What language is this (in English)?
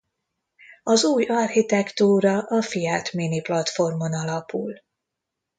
Hungarian